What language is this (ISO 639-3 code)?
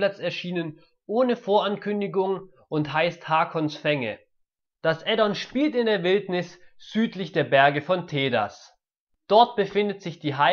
deu